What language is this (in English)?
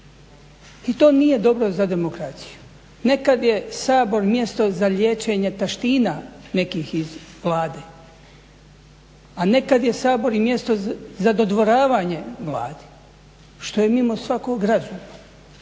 Croatian